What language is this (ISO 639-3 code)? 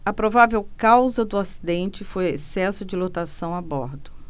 por